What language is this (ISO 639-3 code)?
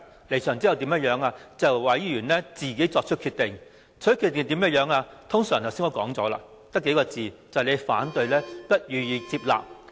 yue